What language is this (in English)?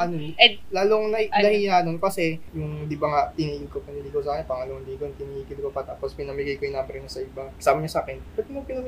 Filipino